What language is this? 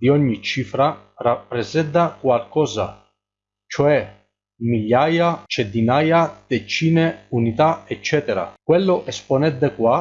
Italian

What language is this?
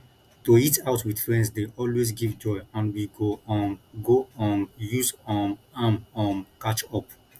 Nigerian Pidgin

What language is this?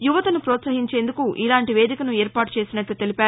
Telugu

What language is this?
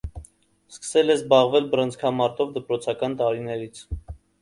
Armenian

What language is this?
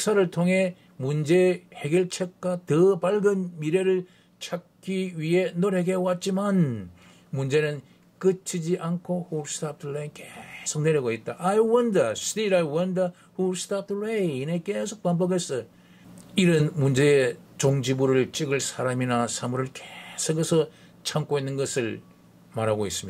Korean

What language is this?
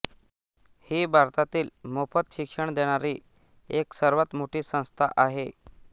Marathi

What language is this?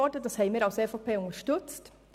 Swiss German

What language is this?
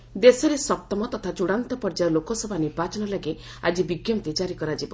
Odia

